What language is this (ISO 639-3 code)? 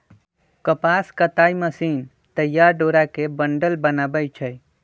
mag